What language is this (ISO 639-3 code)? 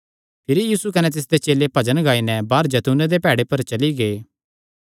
xnr